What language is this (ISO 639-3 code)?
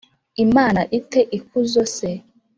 kin